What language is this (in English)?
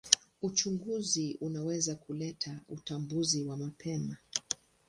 Swahili